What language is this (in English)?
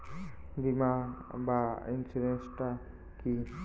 Bangla